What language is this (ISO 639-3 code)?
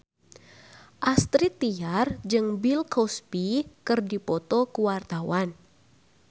sun